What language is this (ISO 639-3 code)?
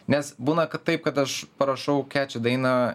lit